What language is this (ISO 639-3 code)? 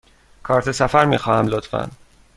fas